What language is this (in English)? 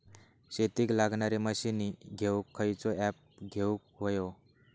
Marathi